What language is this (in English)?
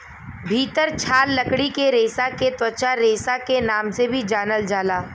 Bhojpuri